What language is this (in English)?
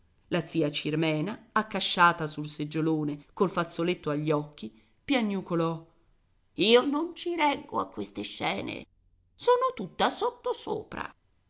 Italian